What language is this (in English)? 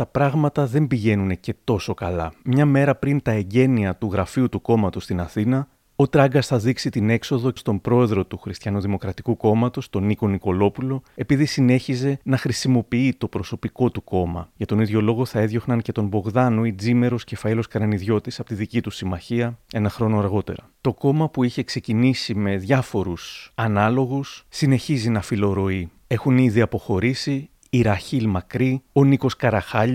Greek